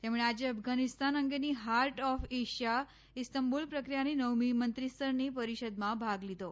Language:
Gujarati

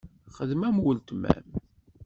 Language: Kabyle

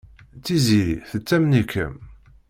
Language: Kabyle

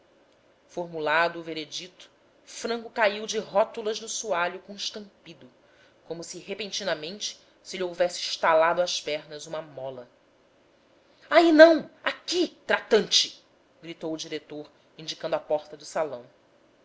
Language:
Portuguese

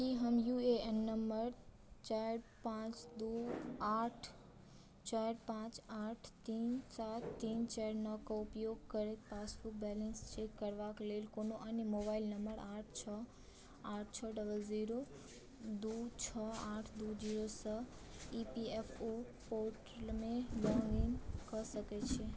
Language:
Maithili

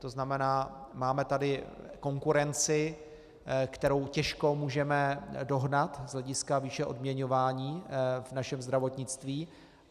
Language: Czech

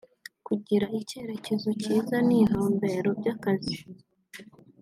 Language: Kinyarwanda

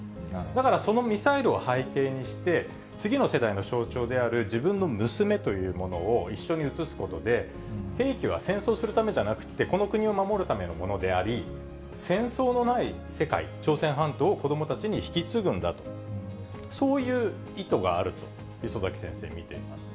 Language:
Japanese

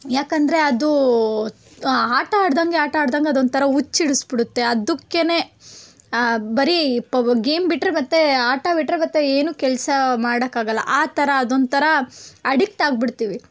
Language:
Kannada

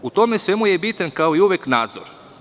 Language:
Serbian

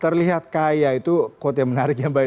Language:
Indonesian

